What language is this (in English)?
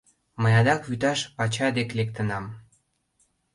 Mari